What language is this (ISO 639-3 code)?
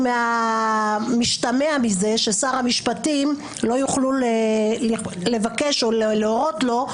heb